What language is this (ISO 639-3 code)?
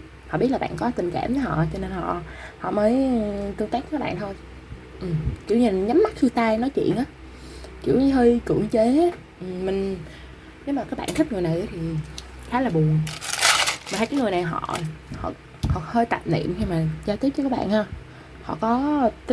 vie